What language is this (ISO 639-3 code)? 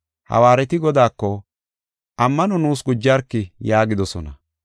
gof